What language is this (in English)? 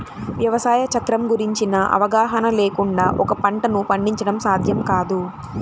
Telugu